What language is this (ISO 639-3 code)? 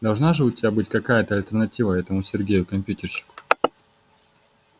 rus